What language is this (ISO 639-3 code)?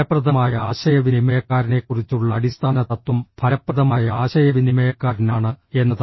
mal